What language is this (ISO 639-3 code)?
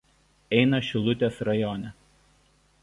lit